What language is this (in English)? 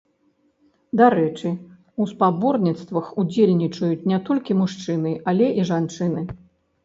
Belarusian